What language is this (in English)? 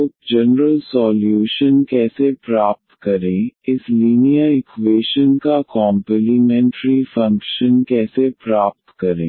Hindi